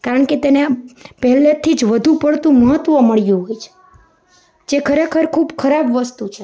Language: Gujarati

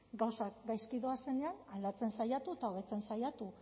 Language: Basque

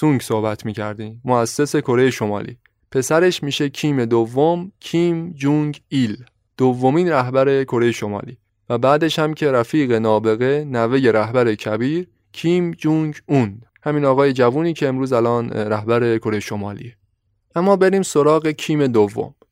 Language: Persian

